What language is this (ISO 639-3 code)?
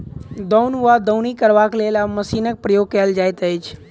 mai